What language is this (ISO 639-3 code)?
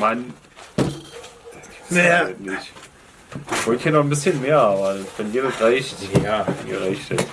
deu